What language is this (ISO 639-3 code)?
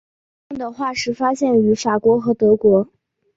zho